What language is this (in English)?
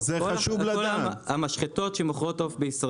Hebrew